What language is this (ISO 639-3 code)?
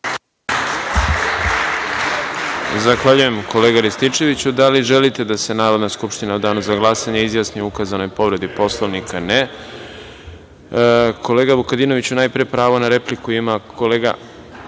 srp